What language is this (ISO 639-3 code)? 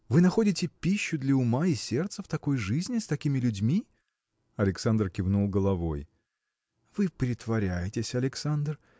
rus